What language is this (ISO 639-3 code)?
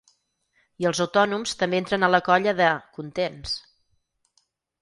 cat